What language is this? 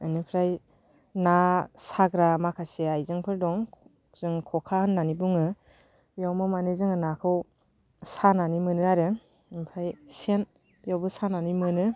Bodo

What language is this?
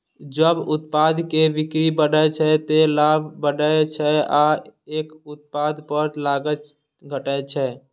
Maithili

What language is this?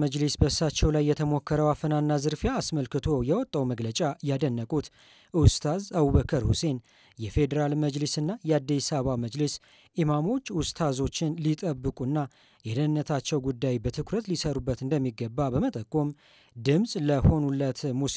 Arabic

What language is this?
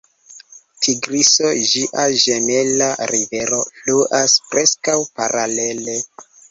Esperanto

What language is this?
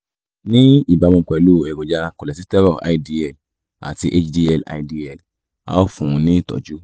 Yoruba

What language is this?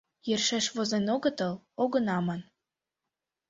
Mari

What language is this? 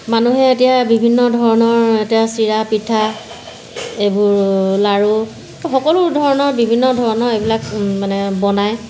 Assamese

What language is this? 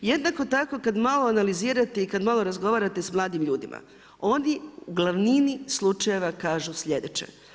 Croatian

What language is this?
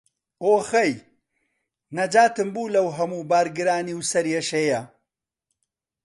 Central Kurdish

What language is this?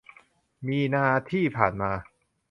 Thai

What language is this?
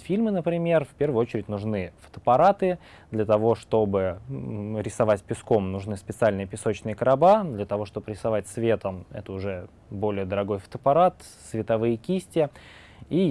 Russian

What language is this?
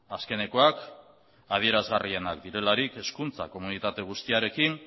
Basque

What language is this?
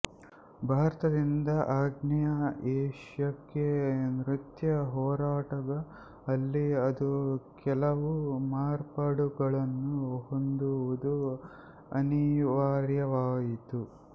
Kannada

